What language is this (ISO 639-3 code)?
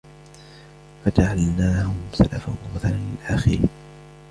ara